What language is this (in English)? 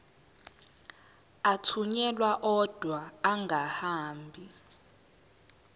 Zulu